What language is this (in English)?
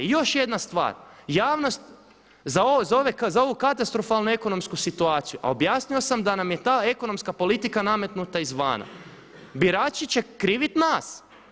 Croatian